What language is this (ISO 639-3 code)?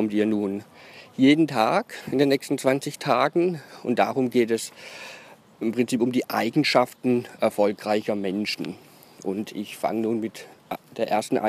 deu